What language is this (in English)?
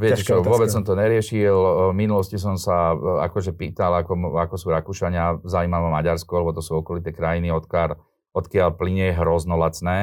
Slovak